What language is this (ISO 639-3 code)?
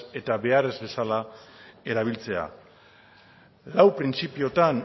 eus